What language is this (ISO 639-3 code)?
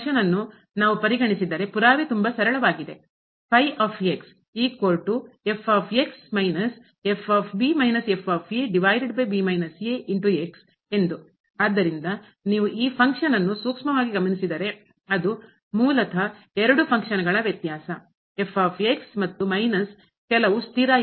kan